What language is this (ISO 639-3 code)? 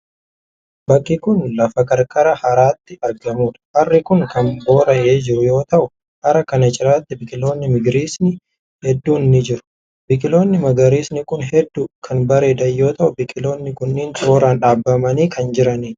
orm